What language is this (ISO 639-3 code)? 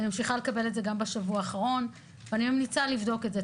heb